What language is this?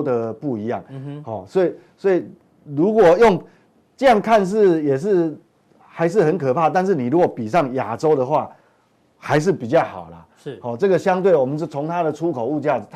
Chinese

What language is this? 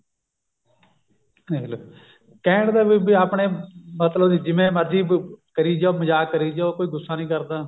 Punjabi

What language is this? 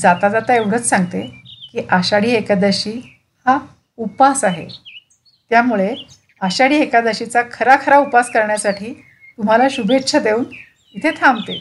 Marathi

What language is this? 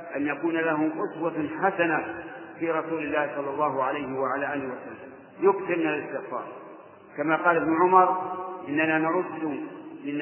Arabic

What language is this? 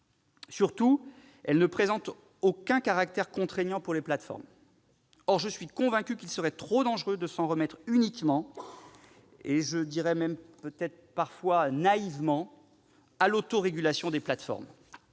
French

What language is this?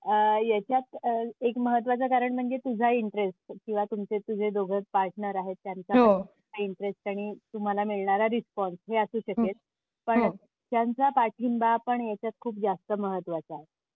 Marathi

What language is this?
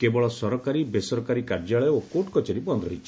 Odia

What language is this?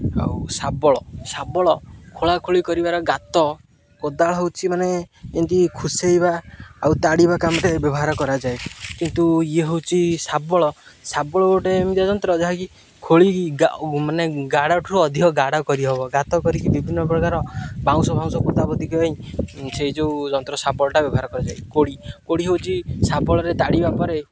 Odia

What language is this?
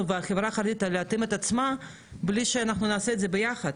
Hebrew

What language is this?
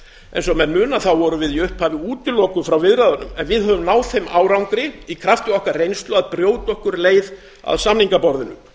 Icelandic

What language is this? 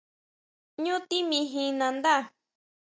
Huautla Mazatec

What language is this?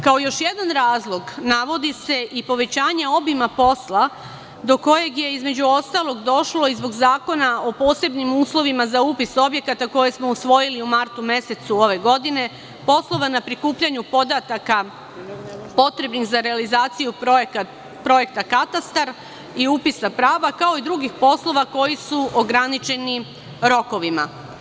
Serbian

